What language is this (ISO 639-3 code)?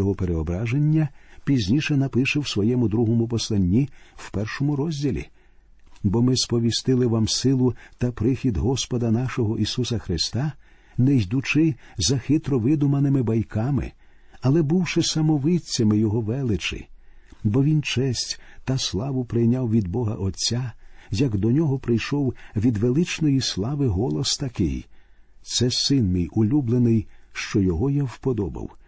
ukr